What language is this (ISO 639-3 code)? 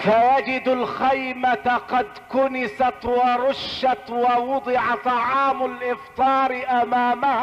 ara